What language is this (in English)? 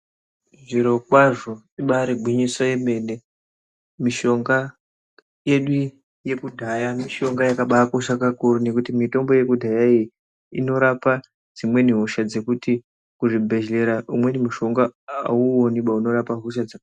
Ndau